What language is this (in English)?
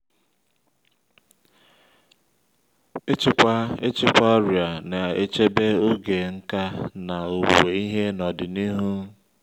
Igbo